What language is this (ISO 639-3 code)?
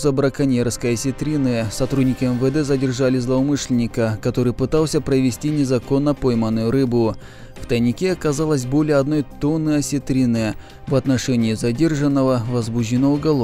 rus